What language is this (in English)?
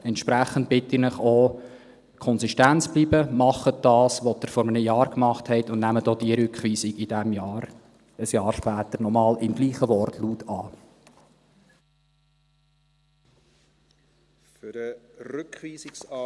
Swiss German